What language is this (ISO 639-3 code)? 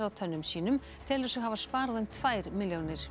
isl